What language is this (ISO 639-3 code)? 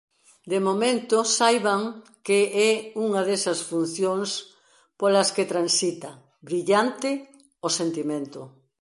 glg